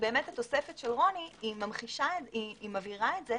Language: Hebrew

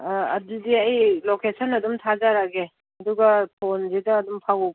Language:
Manipuri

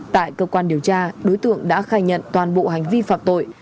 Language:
Vietnamese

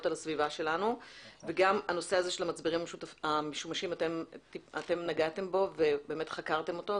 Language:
Hebrew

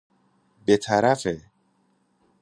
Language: Persian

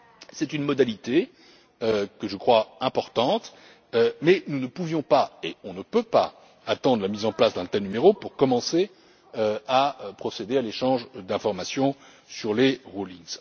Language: French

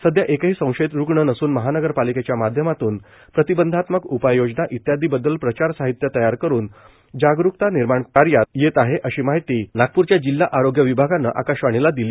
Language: Marathi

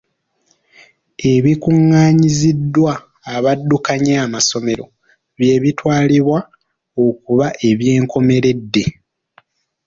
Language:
Ganda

